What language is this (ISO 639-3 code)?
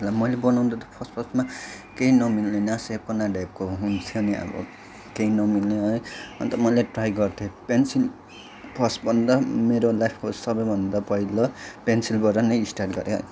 nep